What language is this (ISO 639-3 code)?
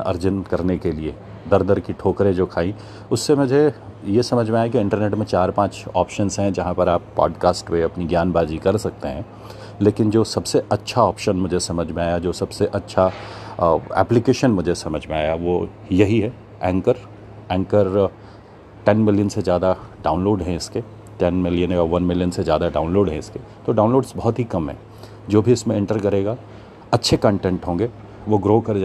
hin